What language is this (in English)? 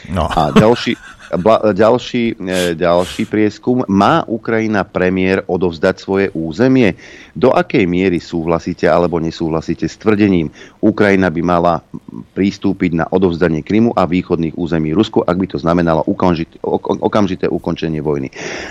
Slovak